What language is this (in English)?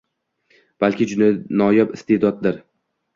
Uzbek